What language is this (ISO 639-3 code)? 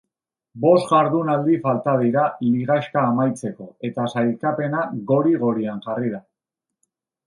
eus